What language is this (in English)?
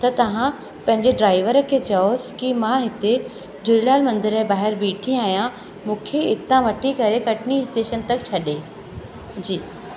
Sindhi